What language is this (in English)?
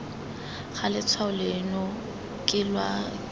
Tswana